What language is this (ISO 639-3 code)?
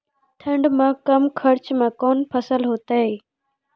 mai